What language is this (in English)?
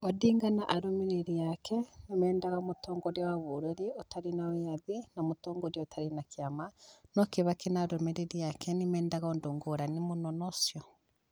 Kikuyu